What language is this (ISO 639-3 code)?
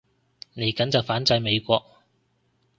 yue